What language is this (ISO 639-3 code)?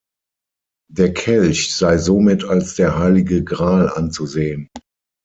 deu